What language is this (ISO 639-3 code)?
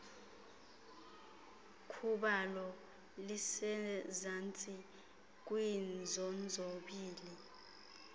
xho